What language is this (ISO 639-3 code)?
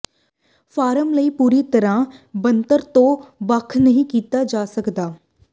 pan